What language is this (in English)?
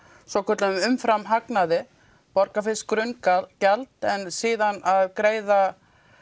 Icelandic